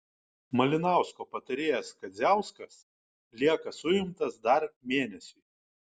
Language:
Lithuanian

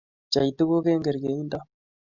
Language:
Kalenjin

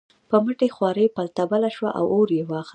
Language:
Pashto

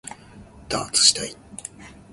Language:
Japanese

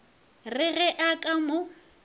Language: Northern Sotho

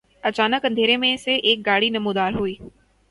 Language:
Urdu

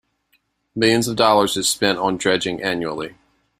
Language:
English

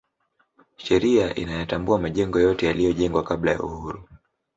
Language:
Swahili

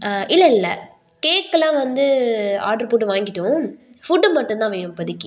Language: Tamil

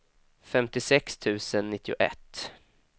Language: Swedish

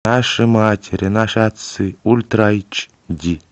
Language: Russian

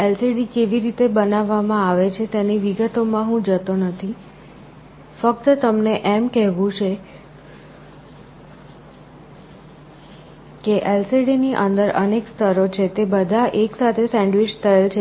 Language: Gujarati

